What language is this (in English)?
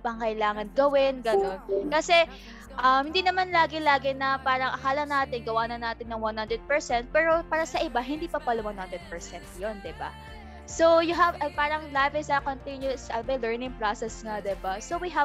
Filipino